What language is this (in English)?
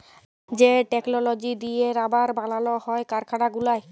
Bangla